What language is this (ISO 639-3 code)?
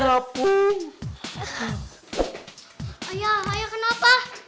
ind